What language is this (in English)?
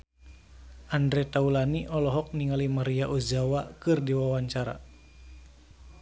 Sundanese